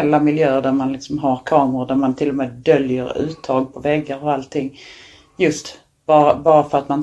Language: Swedish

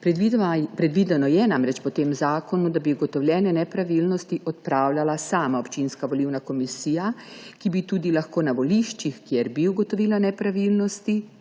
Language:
Slovenian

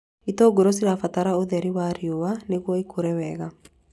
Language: Kikuyu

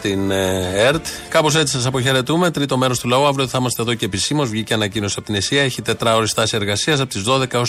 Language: Greek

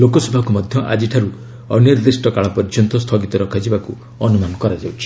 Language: Odia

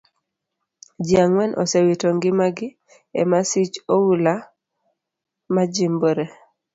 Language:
Luo (Kenya and Tanzania)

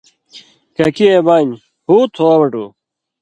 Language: Indus Kohistani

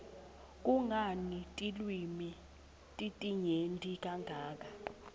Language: Swati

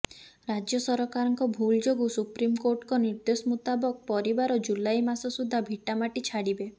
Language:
Odia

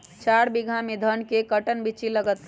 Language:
Magahi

